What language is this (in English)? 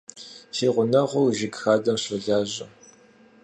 Kabardian